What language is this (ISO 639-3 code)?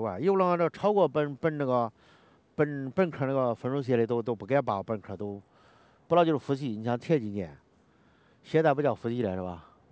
zho